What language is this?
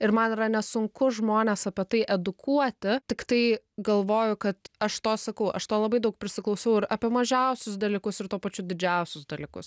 Lithuanian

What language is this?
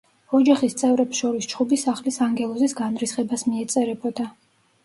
Georgian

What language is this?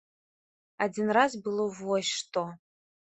Belarusian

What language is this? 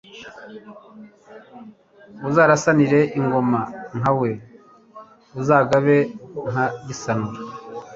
Kinyarwanda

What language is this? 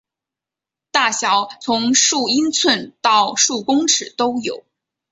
Chinese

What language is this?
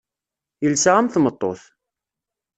Kabyle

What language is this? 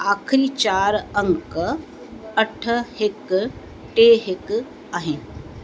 Sindhi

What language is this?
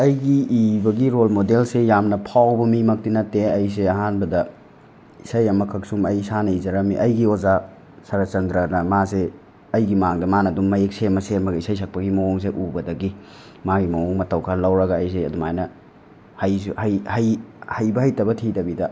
Manipuri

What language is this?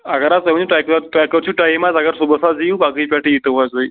Kashmiri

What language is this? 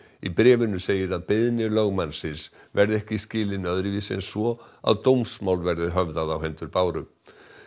Icelandic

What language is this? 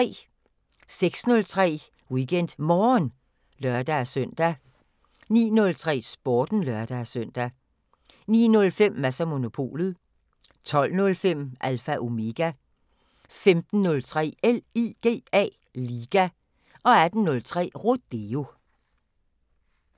Danish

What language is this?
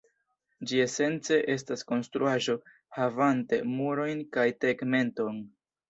Esperanto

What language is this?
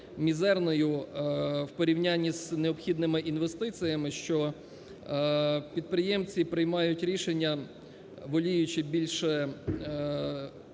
Ukrainian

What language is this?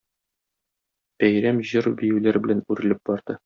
Tatar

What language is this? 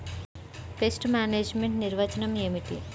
Telugu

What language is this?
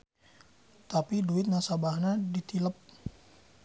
Sundanese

